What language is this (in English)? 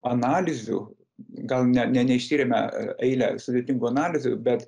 Lithuanian